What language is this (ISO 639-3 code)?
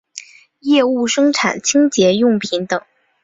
zho